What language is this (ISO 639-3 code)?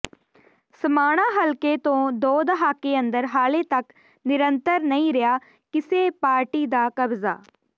pan